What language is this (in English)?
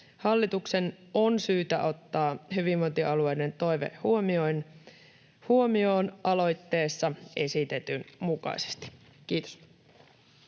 Finnish